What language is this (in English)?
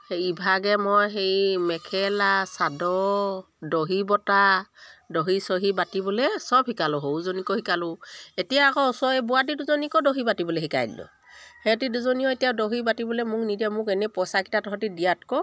Assamese